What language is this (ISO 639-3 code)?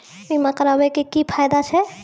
mai